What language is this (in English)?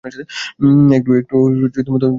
Bangla